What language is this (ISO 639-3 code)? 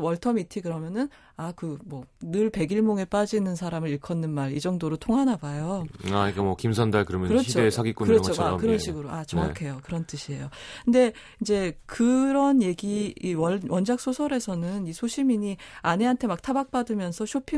kor